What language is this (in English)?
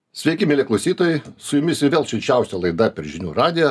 Lithuanian